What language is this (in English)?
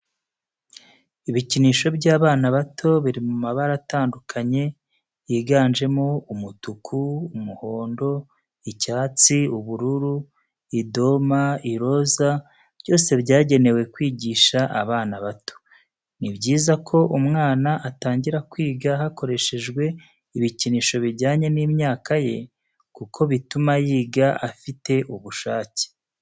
Kinyarwanda